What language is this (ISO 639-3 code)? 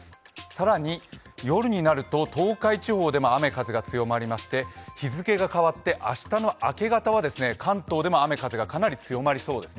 jpn